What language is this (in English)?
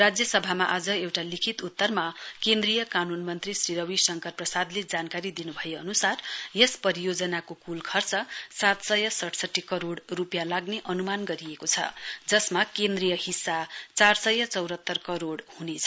Nepali